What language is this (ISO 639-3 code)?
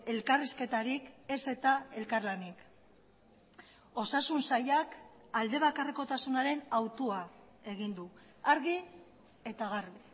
eus